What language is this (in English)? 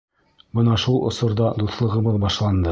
Bashkir